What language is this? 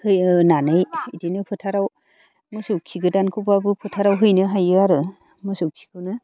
Bodo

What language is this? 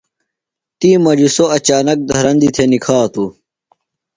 Phalura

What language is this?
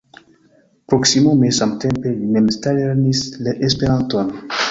Esperanto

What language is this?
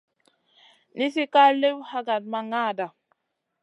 Masana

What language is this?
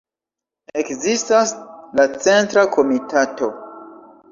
Esperanto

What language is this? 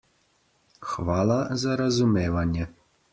Slovenian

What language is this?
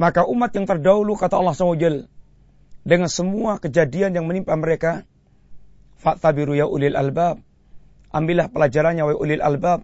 Malay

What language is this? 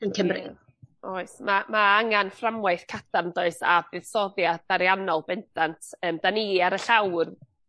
Welsh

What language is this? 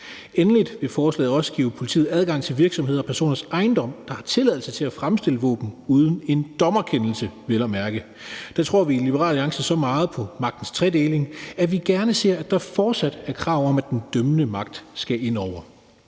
Danish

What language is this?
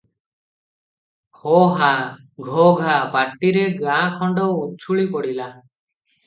Odia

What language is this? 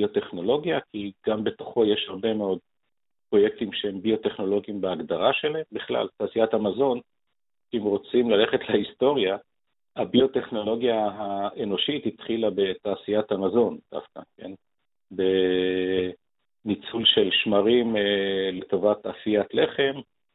Hebrew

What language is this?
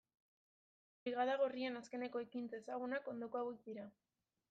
Basque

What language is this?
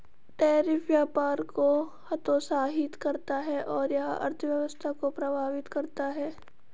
Hindi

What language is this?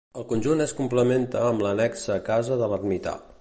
Catalan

